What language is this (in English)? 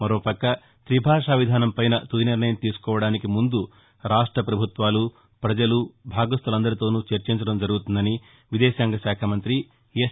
Telugu